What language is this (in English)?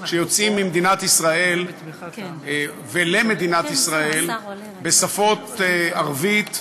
Hebrew